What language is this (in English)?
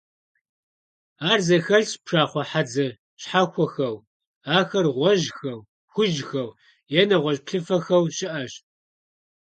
Kabardian